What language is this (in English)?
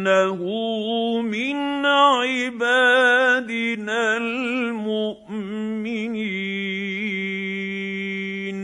Arabic